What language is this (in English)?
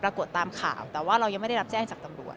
Thai